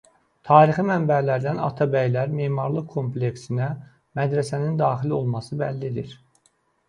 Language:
Azerbaijani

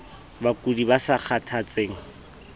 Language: Southern Sotho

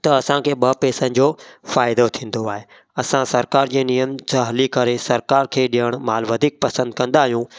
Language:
Sindhi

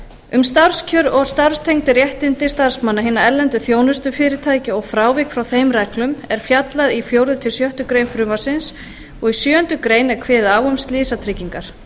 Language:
Icelandic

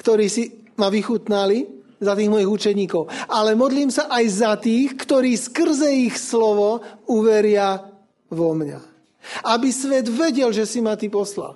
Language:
Slovak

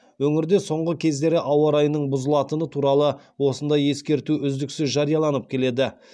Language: Kazakh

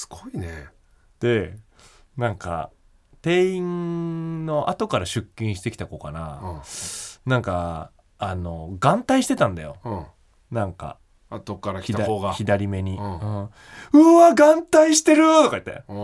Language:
Japanese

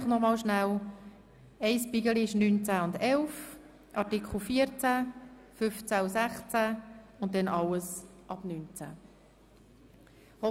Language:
Swiss German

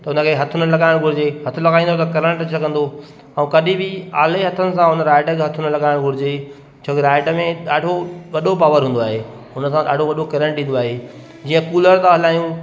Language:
Sindhi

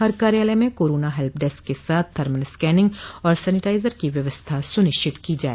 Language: Hindi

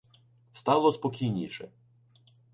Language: Ukrainian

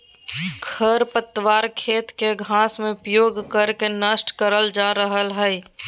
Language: Magahi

